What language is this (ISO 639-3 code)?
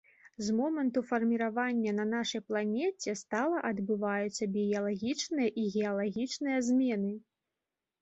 bel